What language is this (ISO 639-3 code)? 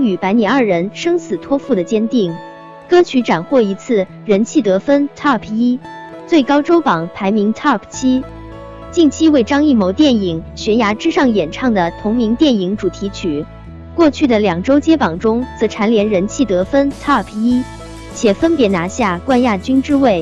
zho